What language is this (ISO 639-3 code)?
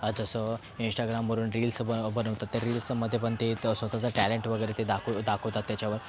mar